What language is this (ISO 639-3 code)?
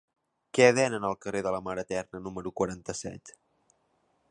cat